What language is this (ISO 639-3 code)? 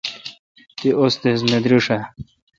xka